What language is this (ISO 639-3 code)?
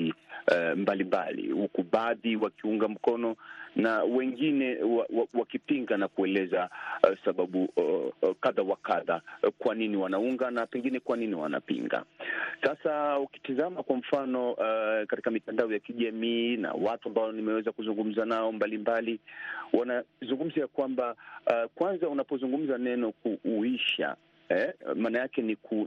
swa